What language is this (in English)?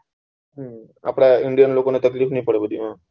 Gujarati